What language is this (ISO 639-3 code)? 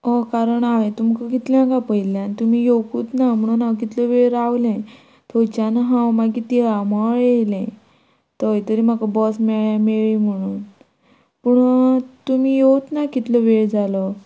kok